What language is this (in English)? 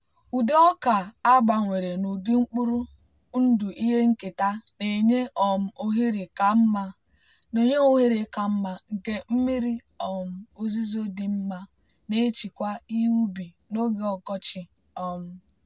Igbo